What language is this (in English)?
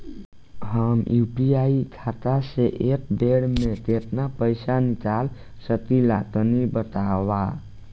Bhojpuri